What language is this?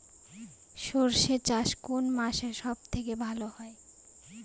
Bangla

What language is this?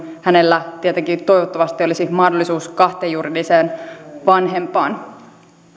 Finnish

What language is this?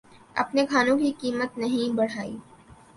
Urdu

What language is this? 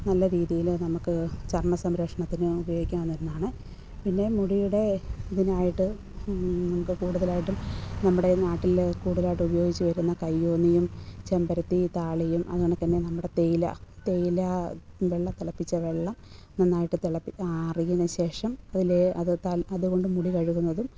Malayalam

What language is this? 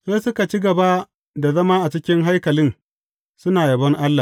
Hausa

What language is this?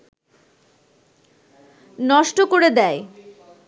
Bangla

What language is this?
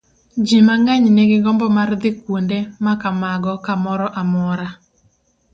Luo (Kenya and Tanzania)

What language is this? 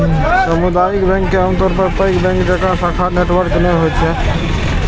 Maithili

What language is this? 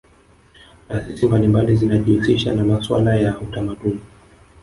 Swahili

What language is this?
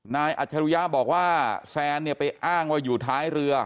Thai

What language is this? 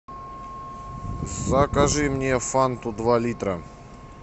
Russian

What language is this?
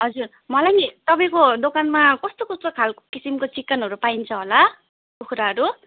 Nepali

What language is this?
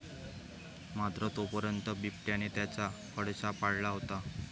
Marathi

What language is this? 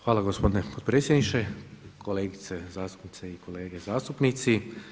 Croatian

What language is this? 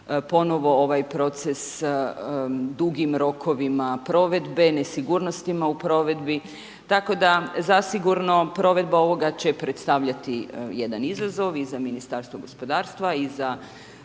Croatian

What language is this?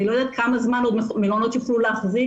Hebrew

